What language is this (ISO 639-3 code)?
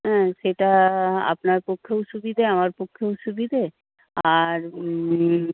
ben